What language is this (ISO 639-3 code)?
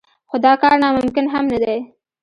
pus